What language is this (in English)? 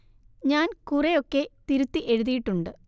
Malayalam